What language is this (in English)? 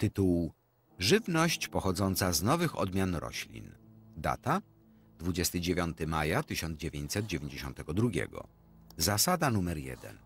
Polish